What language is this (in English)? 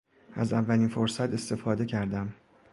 Persian